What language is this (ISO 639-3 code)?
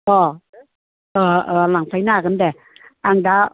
brx